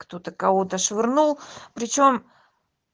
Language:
Russian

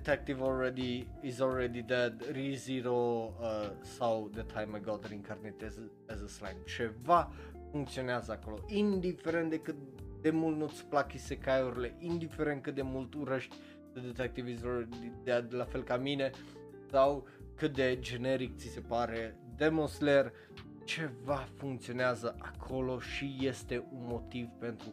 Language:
Romanian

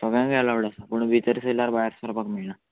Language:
Konkani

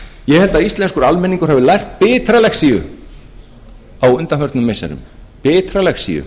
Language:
Icelandic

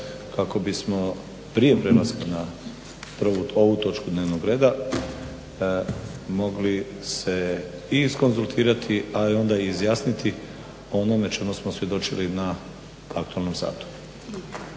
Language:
Croatian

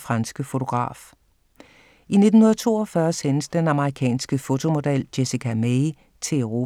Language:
Danish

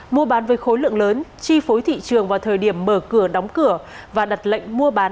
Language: Vietnamese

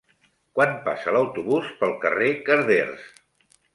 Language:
Catalan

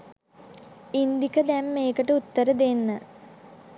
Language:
Sinhala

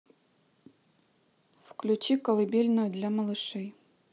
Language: Russian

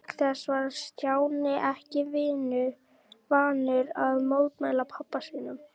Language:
Icelandic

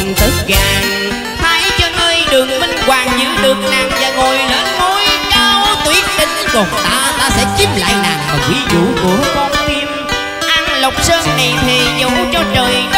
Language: Vietnamese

